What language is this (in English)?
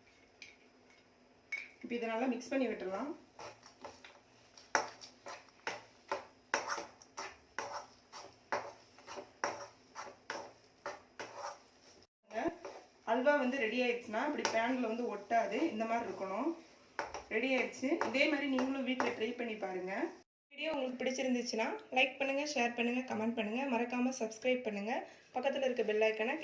Tamil